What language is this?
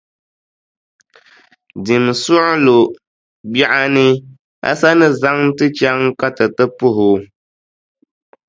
Dagbani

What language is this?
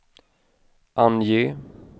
Swedish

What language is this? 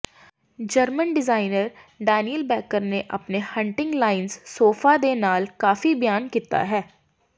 Punjabi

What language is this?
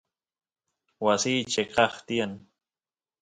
Santiago del Estero Quichua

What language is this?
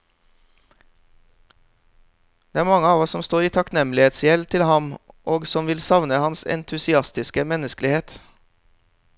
Norwegian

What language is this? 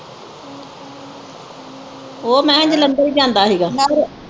Punjabi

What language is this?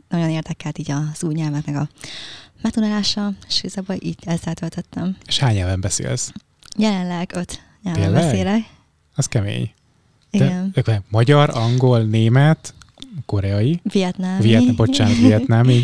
Hungarian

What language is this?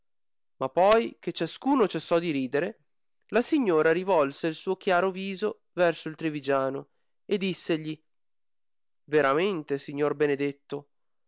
Italian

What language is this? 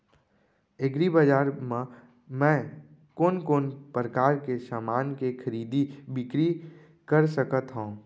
Chhattisgarhi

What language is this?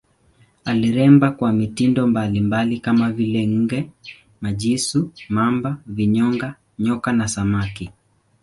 Swahili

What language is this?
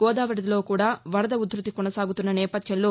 Telugu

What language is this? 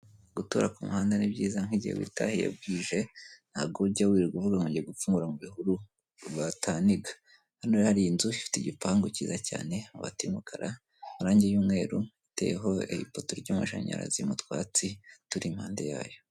Kinyarwanda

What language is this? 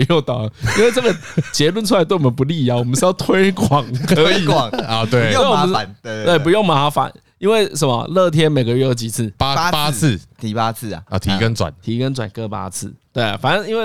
Chinese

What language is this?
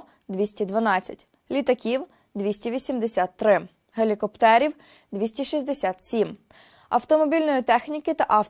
Ukrainian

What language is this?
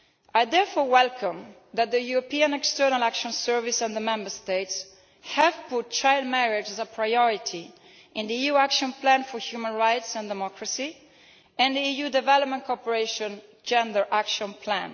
English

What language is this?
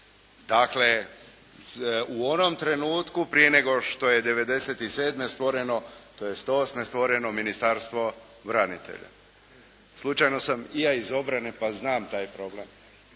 Croatian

